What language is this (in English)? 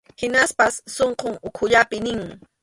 Arequipa-La Unión Quechua